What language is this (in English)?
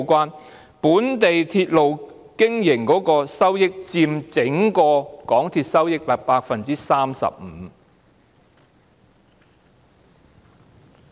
Cantonese